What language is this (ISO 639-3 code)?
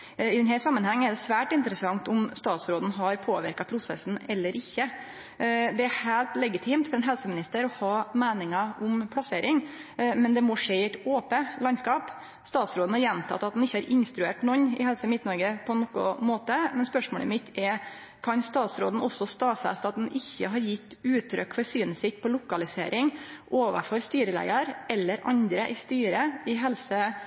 nno